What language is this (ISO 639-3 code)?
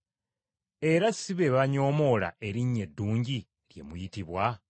lug